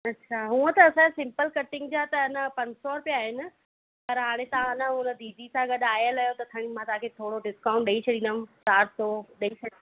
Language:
Sindhi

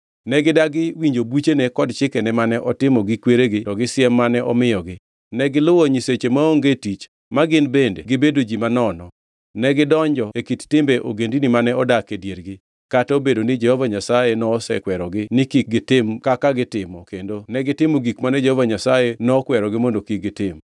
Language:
Luo (Kenya and Tanzania)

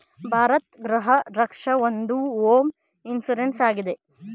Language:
Kannada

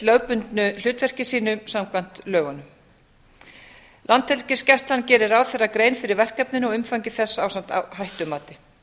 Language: Icelandic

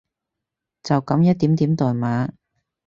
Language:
Cantonese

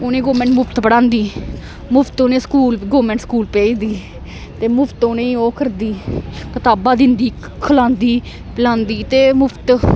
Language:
Dogri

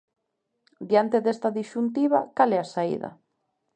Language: Galician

